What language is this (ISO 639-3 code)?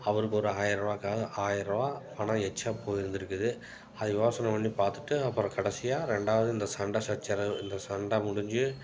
tam